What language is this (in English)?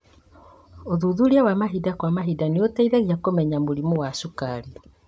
Kikuyu